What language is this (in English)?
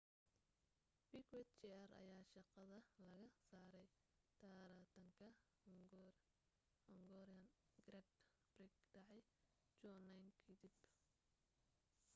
Somali